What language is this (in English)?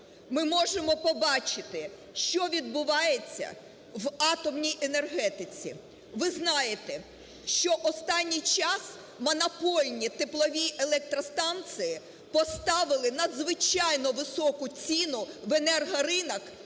Ukrainian